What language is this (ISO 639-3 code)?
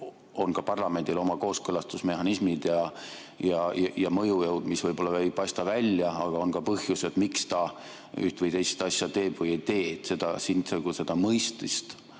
est